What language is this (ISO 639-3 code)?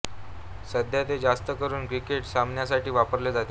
mar